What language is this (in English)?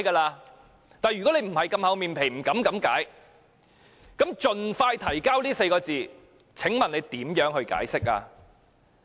Cantonese